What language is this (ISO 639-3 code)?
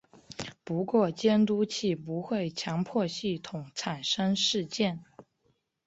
zho